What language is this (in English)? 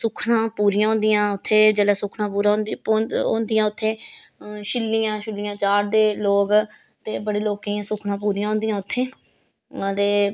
Dogri